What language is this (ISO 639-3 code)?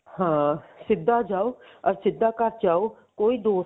pan